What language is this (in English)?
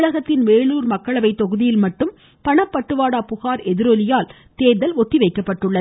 Tamil